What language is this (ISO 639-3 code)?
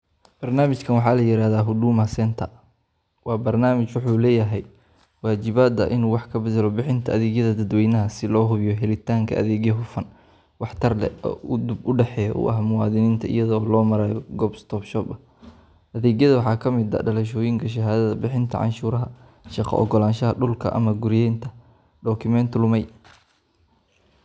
som